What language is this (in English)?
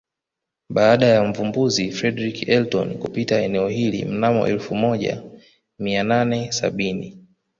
Swahili